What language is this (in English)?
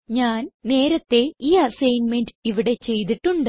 Malayalam